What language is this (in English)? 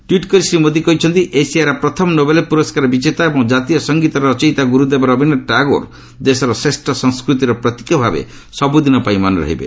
Odia